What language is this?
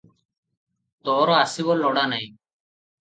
Odia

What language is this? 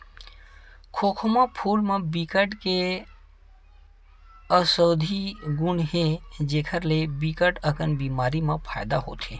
Chhattisgarhi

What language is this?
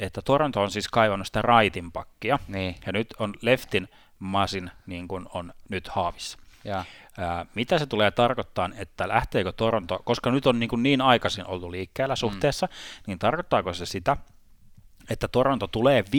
Finnish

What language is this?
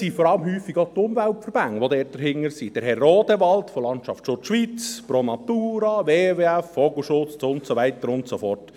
Swiss German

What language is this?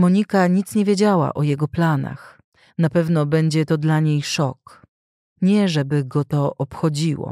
Polish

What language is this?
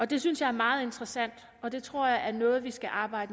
Danish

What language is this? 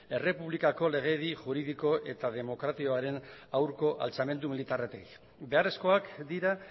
Basque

